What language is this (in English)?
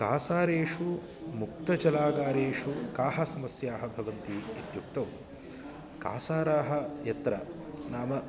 Sanskrit